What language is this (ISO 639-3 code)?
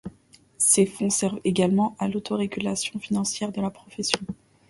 fra